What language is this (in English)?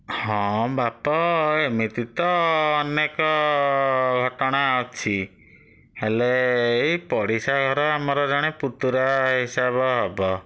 Odia